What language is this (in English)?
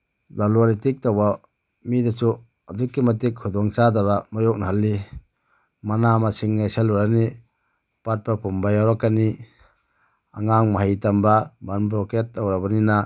Manipuri